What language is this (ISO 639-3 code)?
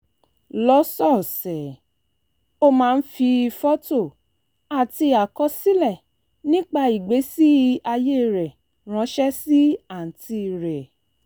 yor